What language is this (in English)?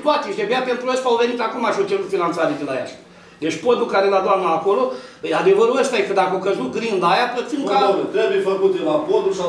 Romanian